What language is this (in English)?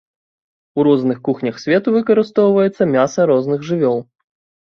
Belarusian